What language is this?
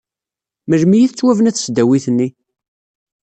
Kabyle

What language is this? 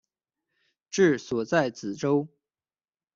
Chinese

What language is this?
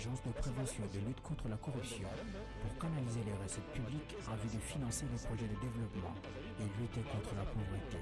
French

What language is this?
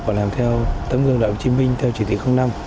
Vietnamese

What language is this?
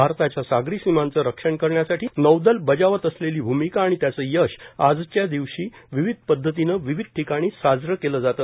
Marathi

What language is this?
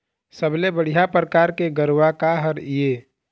Chhattisgarhi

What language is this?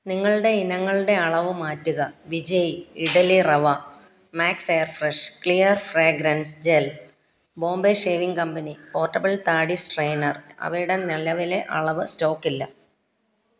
Malayalam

